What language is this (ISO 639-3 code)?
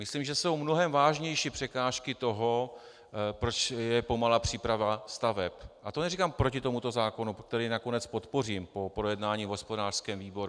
ces